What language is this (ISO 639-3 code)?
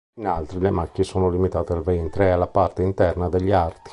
ita